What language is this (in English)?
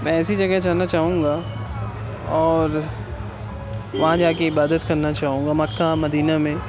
Urdu